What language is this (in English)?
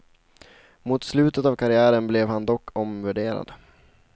Swedish